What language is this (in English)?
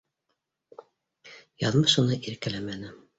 Bashkir